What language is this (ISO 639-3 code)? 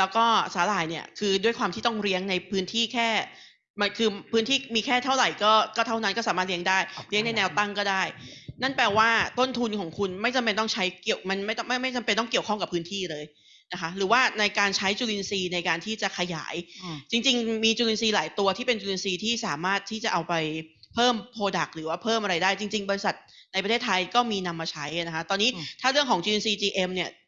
tha